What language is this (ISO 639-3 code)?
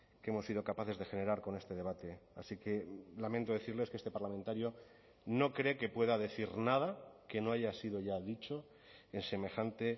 spa